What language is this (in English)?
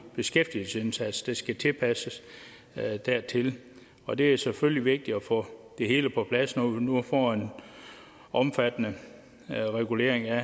Danish